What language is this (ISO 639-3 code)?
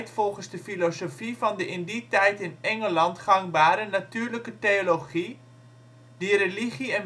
nld